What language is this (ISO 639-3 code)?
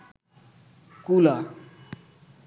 ben